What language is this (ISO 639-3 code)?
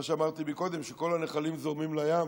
heb